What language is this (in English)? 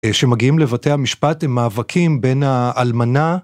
Hebrew